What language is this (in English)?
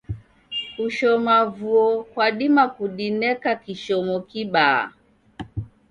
Taita